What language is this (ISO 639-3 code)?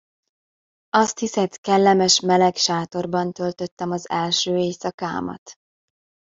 hun